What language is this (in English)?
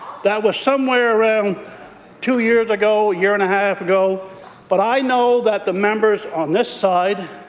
English